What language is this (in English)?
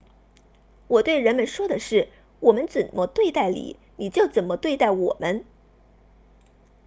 Chinese